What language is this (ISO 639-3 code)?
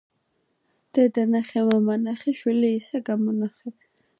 kat